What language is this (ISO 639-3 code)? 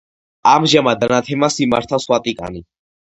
kat